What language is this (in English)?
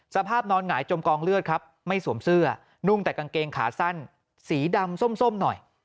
Thai